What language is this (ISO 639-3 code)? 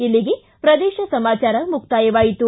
kan